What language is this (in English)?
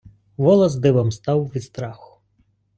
Ukrainian